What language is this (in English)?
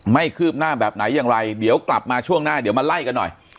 Thai